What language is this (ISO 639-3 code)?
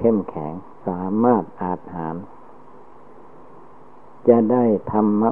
tha